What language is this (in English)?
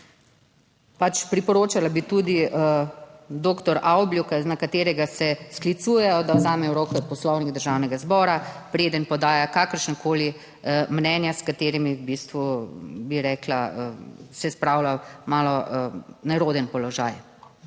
Slovenian